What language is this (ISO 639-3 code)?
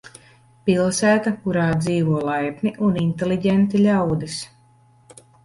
lav